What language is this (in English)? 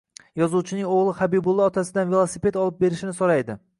Uzbek